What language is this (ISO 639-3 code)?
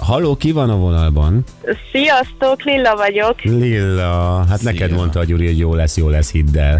hun